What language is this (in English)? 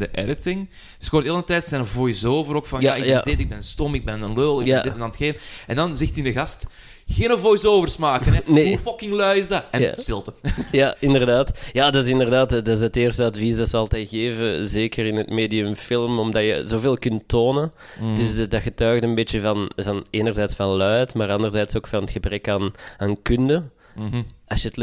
Dutch